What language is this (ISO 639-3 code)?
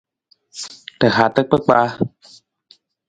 nmz